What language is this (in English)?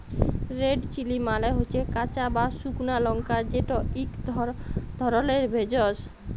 Bangla